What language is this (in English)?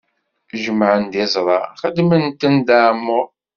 Kabyle